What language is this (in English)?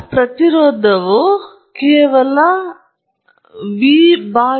Kannada